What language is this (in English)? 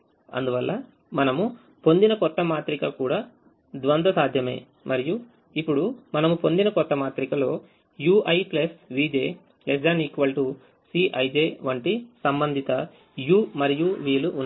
Telugu